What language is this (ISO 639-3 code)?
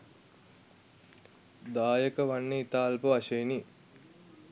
sin